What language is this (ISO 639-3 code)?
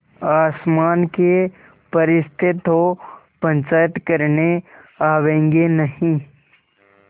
hin